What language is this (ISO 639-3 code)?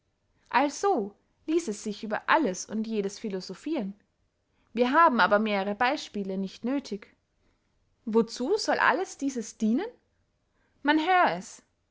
deu